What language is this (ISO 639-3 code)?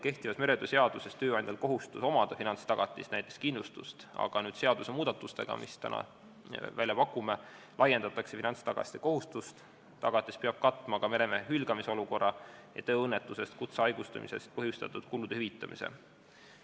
est